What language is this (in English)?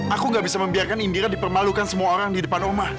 Indonesian